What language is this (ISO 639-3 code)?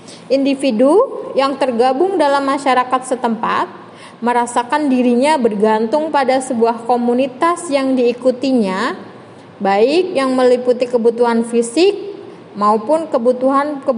ind